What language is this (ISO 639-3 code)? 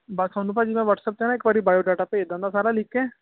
pan